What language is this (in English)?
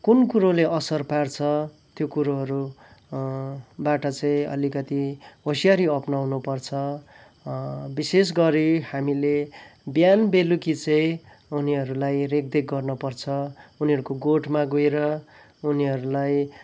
Nepali